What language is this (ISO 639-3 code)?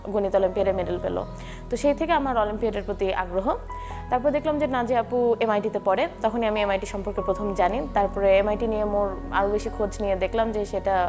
ben